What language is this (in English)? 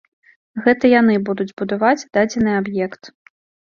Belarusian